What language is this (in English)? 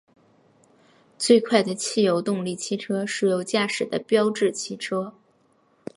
Chinese